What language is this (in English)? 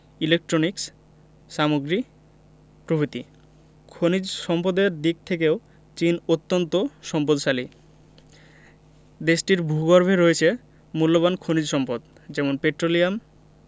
Bangla